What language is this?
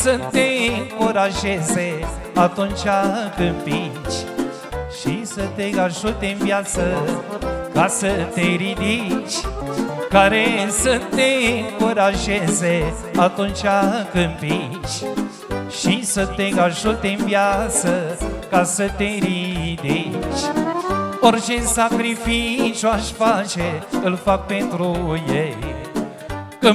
Romanian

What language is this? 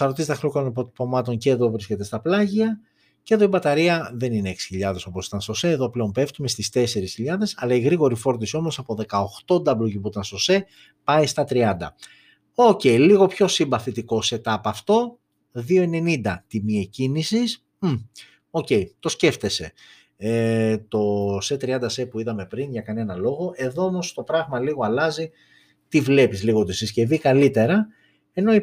Greek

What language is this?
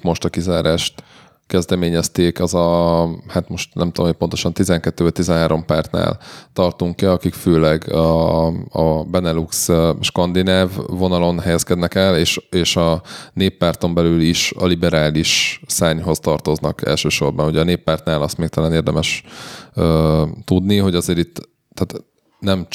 Hungarian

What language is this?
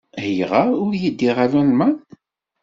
Kabyle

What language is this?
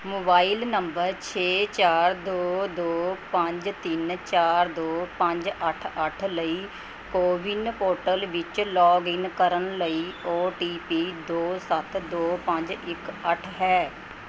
Punjabi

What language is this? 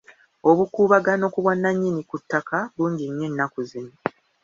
Ganda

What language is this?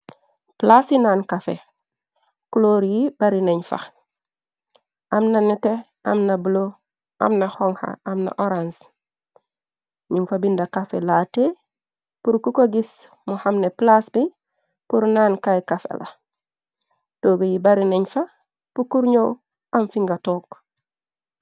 Wolof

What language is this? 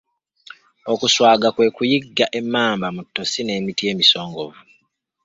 Ganda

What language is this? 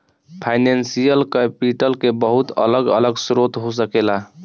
Bhojpuri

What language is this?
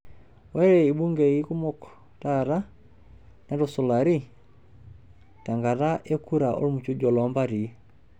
Masai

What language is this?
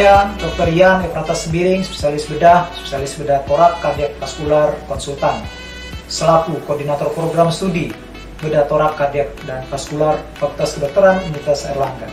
Indonesian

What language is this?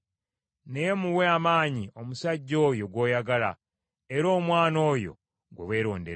Ganda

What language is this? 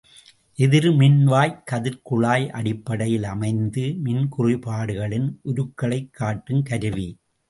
Tamil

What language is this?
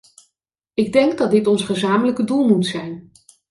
Dutch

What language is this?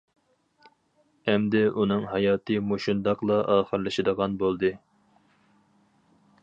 Uyghur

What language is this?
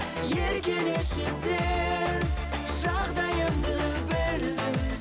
Kazakh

